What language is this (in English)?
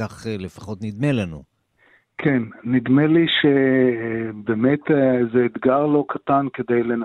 Hebrew